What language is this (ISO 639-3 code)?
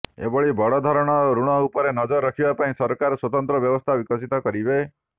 ori